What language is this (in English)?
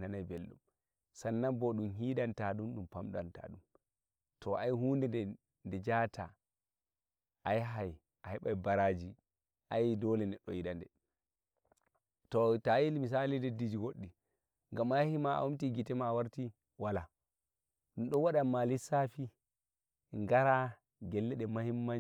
Nigerian Fulfulde